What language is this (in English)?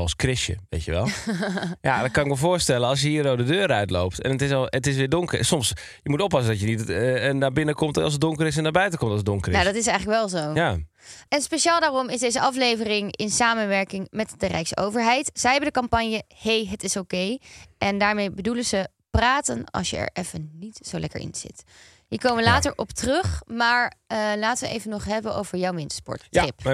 Dutch